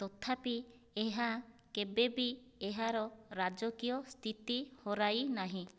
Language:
Odia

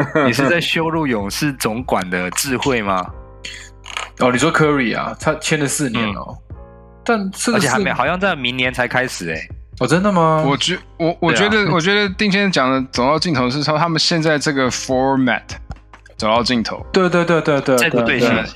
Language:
Chinese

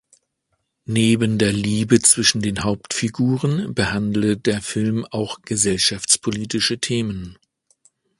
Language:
German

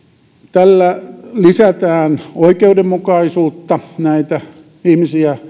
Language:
Finnish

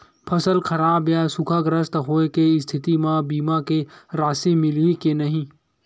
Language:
Chhattisgarhi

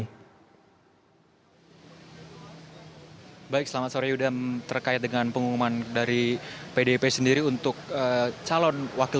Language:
Indonesian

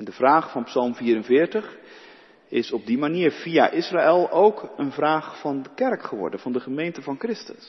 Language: Dutch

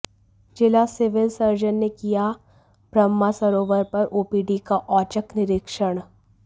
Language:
Hindi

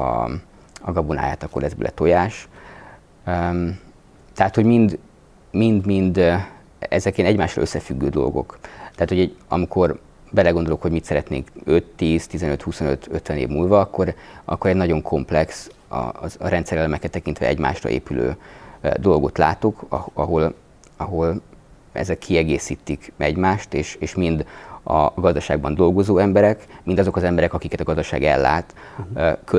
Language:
Hungarian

